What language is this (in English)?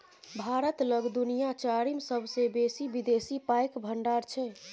Maithili